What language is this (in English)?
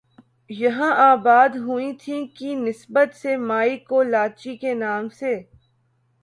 Urdu